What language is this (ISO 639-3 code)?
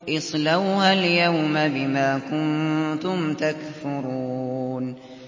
ara